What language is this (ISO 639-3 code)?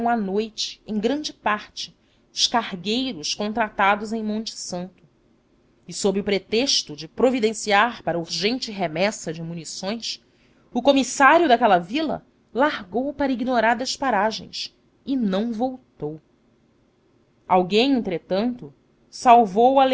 por